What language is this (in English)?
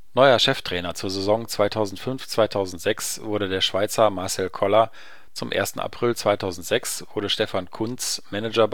German